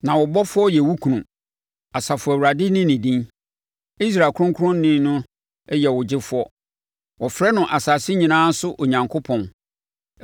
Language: Akan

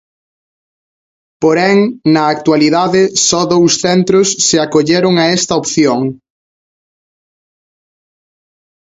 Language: Galician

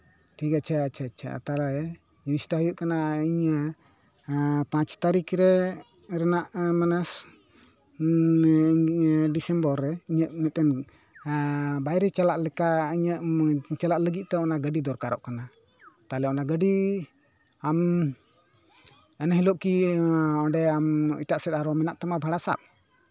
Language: Santali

